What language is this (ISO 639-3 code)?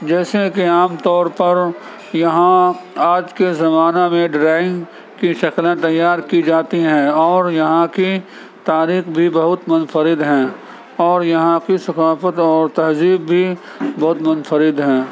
urd